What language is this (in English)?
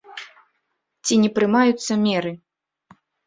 Belarusian